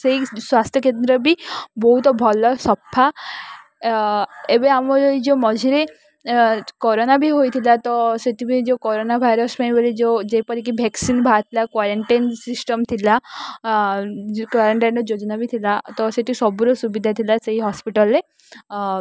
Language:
Odia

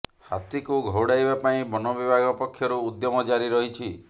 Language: Odia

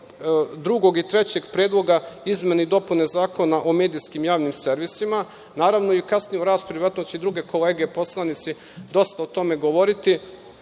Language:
Serbian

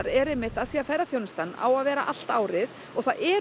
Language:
Icelandic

